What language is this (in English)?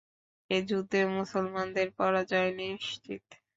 Bangla